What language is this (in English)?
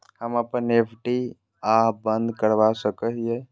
Magahi